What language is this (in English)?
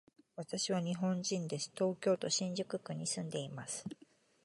Japanese